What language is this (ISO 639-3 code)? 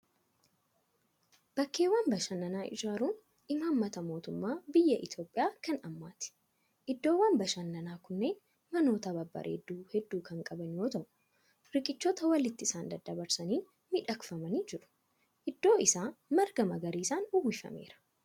orm